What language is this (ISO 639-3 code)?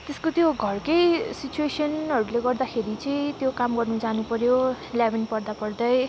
nep